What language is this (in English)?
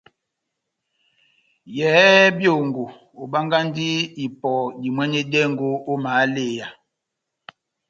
Batanga